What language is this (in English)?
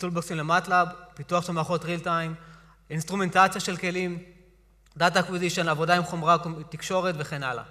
Hebrew